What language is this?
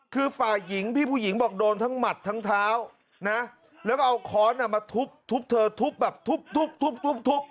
Thai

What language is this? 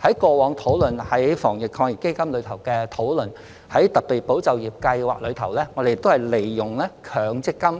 Cantonese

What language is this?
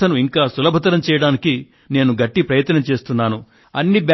Telugu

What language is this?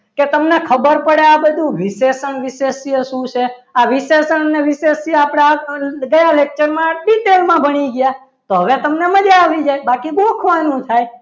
Gujarati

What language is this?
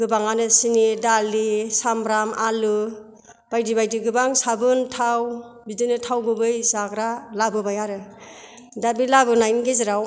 Bodo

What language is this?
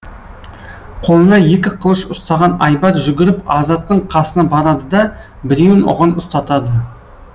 Kazakh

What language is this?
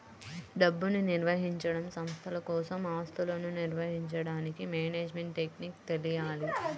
Telugu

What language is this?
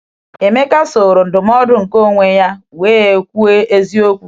Igbo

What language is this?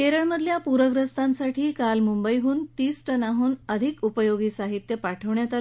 Marathi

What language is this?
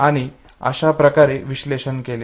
Marathi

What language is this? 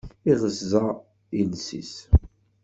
Kabyle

